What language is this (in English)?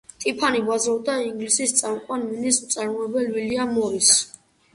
Georgian